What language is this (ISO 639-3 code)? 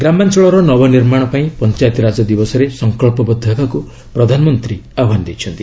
ori